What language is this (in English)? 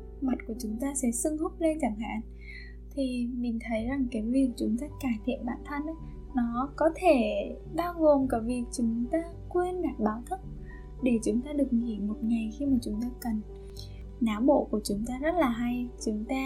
Vietnamese